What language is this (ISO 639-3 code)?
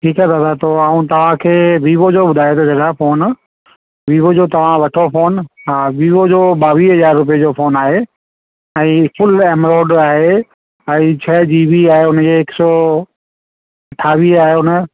snd